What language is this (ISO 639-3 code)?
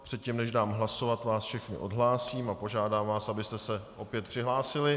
ces